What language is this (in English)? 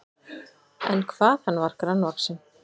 Icelandic